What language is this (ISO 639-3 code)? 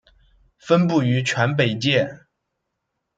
zho